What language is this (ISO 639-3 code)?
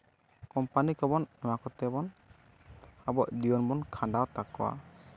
sat